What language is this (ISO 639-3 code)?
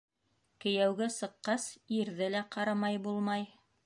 bak